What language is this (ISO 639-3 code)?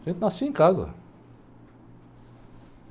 por